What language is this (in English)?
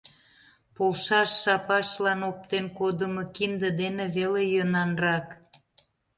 Mari